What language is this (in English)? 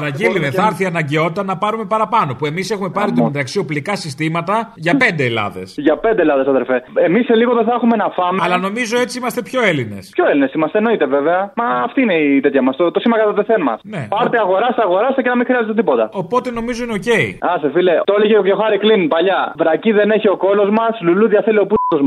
Greek